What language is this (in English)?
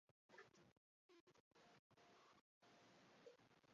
Chinese